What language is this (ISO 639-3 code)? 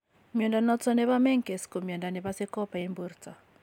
kln